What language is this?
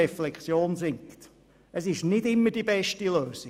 Swiss German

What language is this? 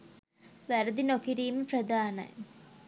Sinhala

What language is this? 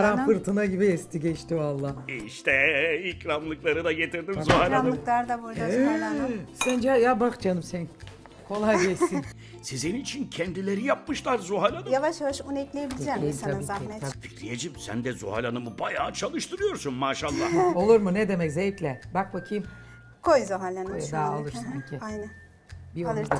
Turkish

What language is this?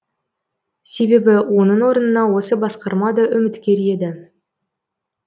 Kazakh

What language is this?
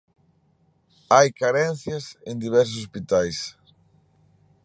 Galician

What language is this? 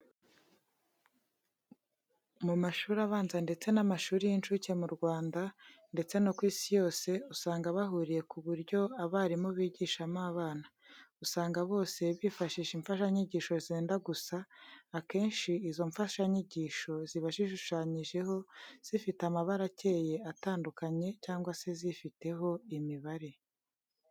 Kinyarwanda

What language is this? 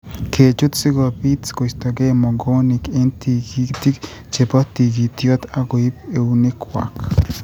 Kalenjin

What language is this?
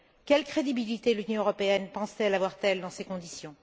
French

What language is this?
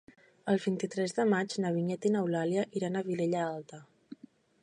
Catalan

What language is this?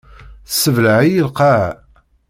Kabyle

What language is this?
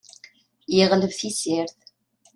Kabyle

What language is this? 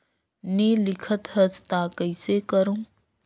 Chhattisgarhi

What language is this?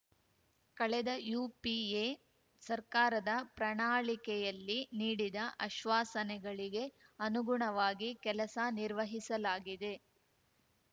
Kannada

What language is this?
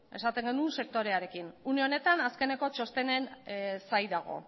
Basque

